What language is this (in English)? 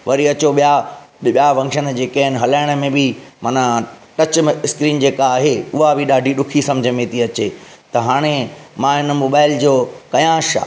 Sindhi